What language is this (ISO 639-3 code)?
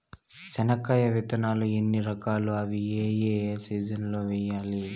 tel